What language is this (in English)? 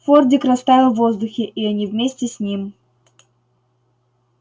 Russian